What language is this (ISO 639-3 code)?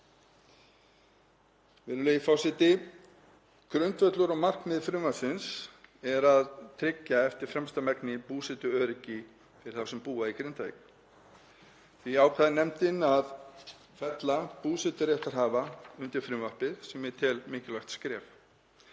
isl